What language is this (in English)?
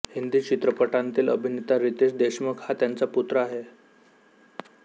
Marathi